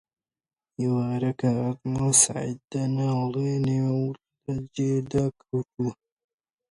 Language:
Central Kurdish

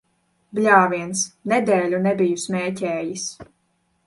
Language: Latvian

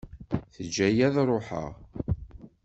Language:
Kabyle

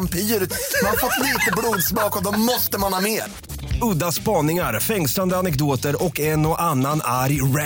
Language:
Swedish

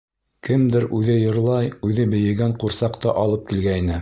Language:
Bashkir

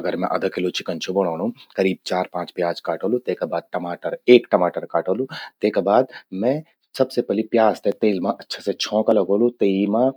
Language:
Garhwali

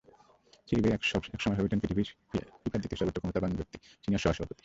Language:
Bangla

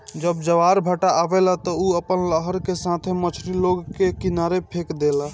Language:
Bhojpuri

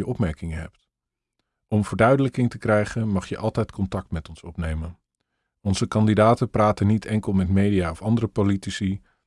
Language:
Dutch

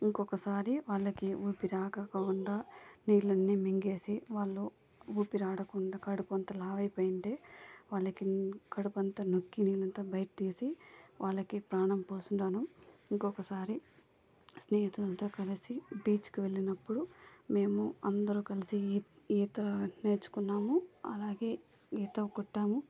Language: Telugu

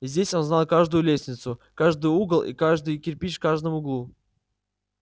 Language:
Russian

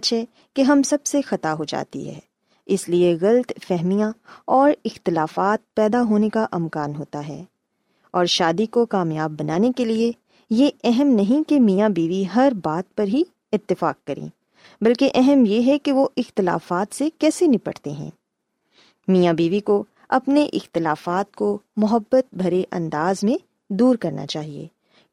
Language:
Urdu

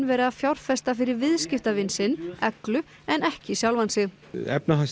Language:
Icelandic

